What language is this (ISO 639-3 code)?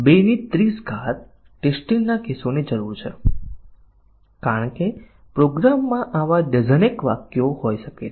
guj